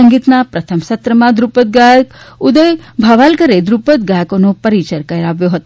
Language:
Gujarati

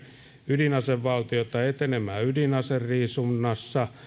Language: Finnish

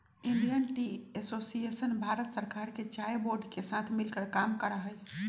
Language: Magahi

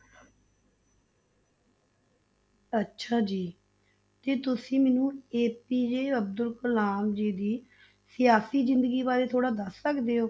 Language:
Punjabi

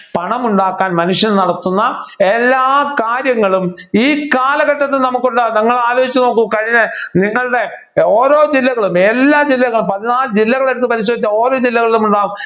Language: Malayalam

